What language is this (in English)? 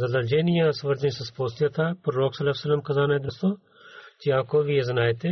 Bulgarian